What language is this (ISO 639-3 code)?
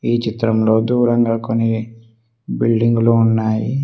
tel